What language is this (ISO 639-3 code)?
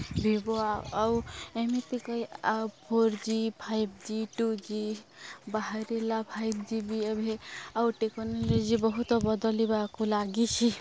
ori